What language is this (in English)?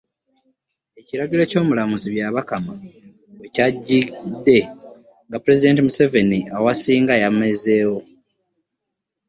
Ganda